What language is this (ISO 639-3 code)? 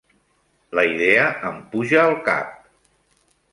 cat